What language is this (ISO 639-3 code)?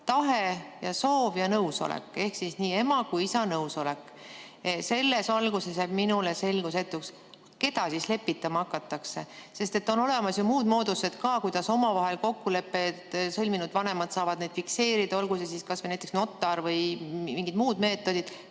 est